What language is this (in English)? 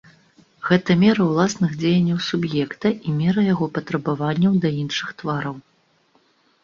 Belarusian